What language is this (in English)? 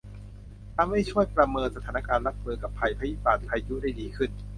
Thai